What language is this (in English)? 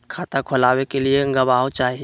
Magahi